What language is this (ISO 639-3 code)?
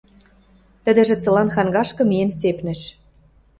mrj